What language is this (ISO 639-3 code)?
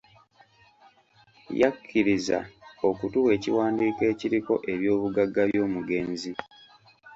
lug